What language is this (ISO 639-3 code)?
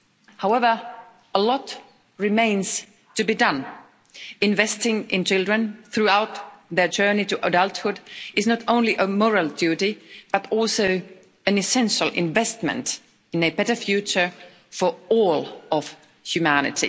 eng